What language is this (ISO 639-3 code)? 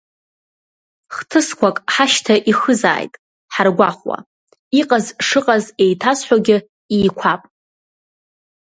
abk